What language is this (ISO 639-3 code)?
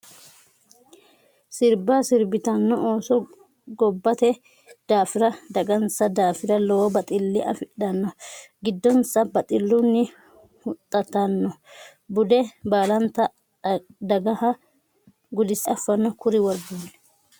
sid